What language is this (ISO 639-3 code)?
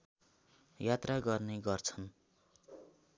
nep